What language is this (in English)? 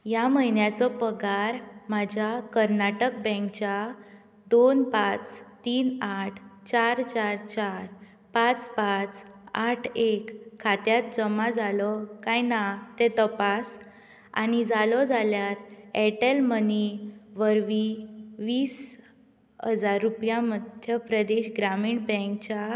Konkani